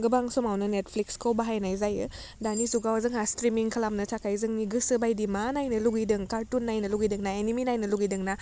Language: Bodo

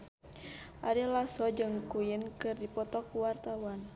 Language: Sundanese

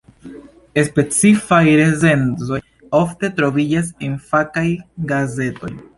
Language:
Esperanto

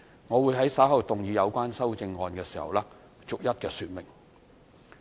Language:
Cantonese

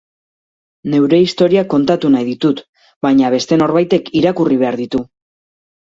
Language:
Basque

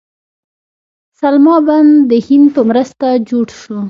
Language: Pashto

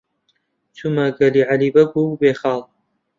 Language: Central Kurdish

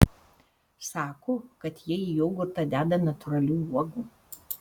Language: Lithuanian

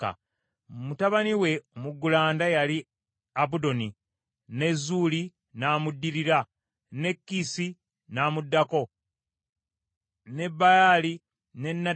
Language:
Ganda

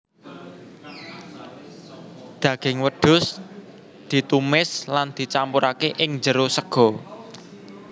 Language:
Javanese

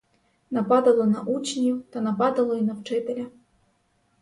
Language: Ukrainian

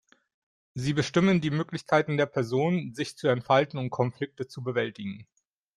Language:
German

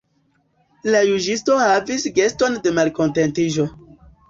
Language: Esperanto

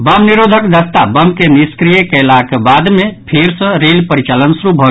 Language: Maithili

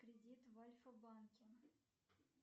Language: Russian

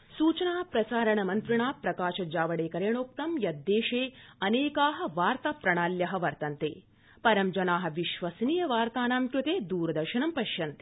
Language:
Sanskrit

